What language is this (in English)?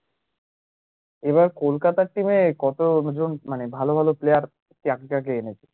Bangla